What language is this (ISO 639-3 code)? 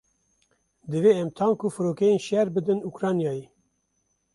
kur